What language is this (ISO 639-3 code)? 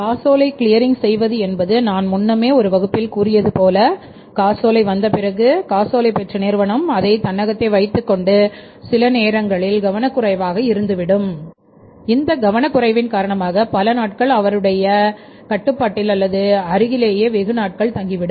tam